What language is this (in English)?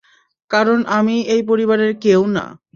Bangla